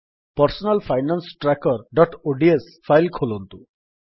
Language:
Odia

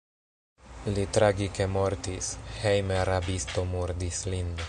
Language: Esperanto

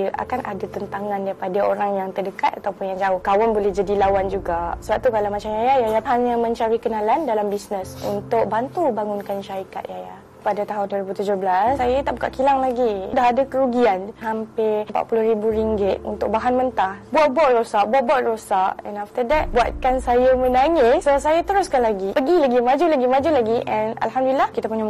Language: Malay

